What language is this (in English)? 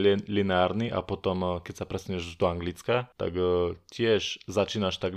Slovak